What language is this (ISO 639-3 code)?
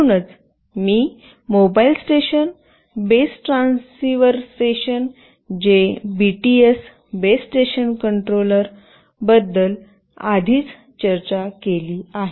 mar